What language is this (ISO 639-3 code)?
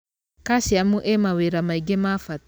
kik